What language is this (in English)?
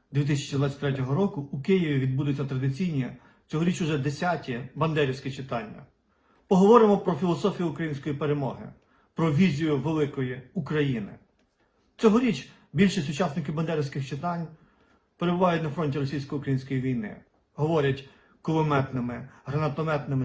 Ukrainian